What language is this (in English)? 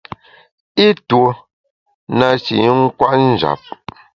Bamun